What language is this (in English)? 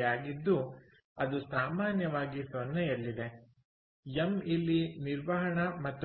Kannada